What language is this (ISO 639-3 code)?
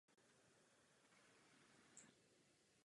ces